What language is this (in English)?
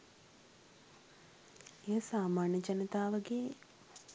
Sinhala